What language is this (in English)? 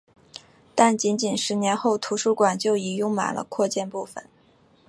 Chinese